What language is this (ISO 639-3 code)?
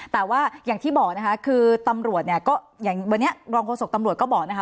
tha